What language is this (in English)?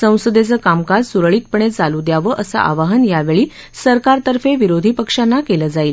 Marathi